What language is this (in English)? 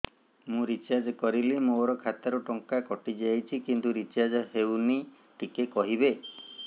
Odia